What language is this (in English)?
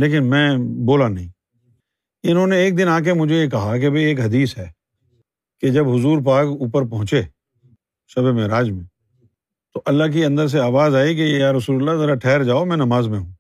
Urdu